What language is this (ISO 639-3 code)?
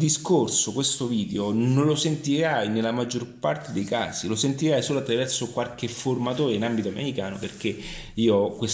ita